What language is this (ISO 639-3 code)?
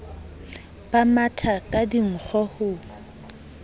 sot